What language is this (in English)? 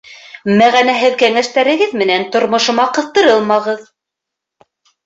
Bashkir